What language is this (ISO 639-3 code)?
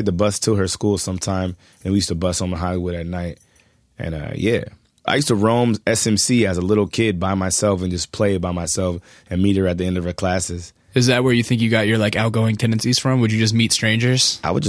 eng